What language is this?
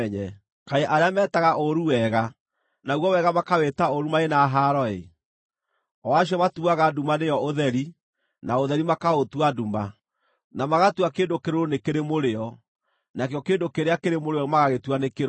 Kikuyu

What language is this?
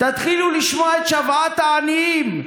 Hebrew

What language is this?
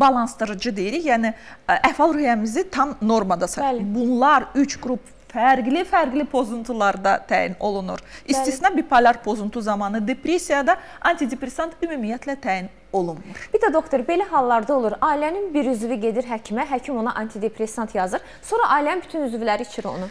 Turkish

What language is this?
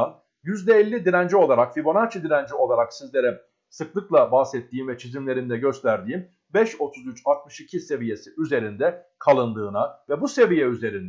Turkish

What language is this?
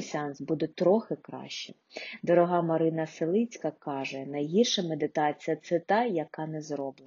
Ukrainian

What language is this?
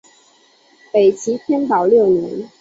Chinese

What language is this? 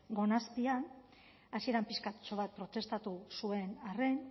Basque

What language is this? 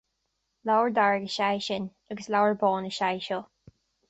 Irish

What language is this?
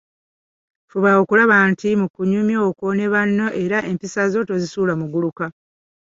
Ganda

